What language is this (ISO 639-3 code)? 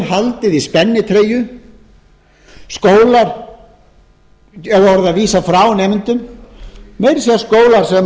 isl